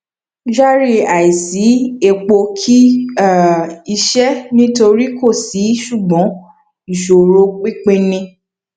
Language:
Yoruba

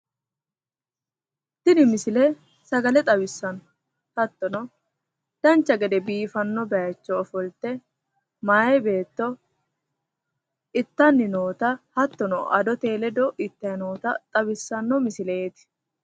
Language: Sidamo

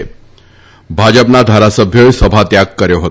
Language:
Gujarati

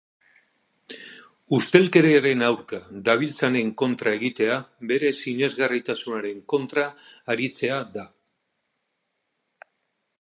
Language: Basque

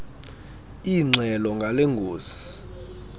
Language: Xhosa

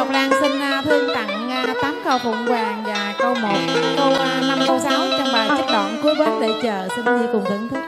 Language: Vietnamese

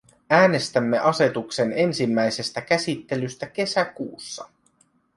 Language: Finnish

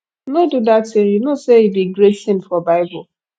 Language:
Nigerian Pidgin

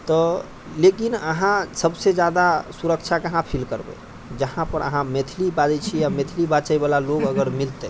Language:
Maithili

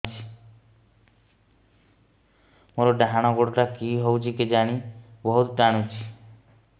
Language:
Odia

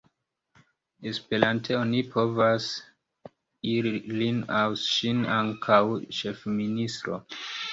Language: Esperanto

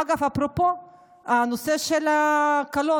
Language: Hebrew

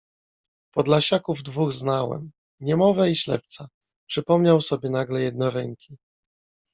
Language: Polish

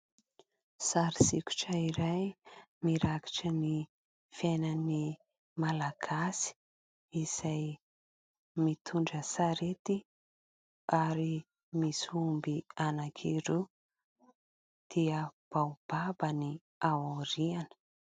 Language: Malagasy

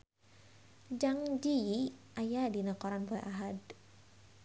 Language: Sundanese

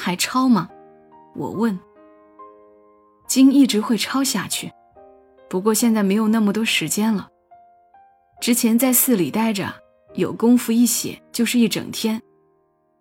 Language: Chinese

